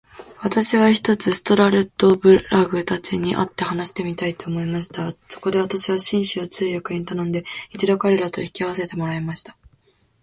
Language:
Japanese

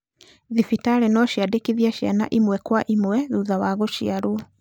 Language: Kikuyu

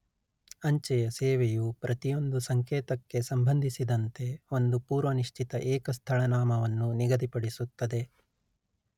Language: Kannada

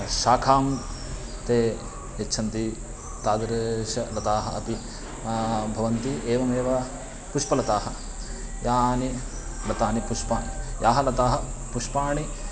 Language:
Sanskrit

